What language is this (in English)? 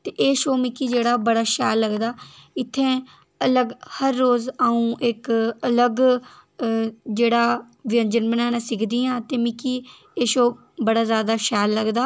Dogri